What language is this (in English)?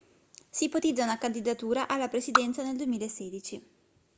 Italian